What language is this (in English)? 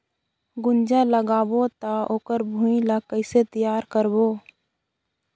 Chhattisgarhi